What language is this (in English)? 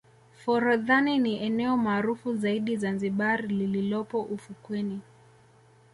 Swahili